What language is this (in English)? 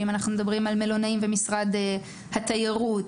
Hebrew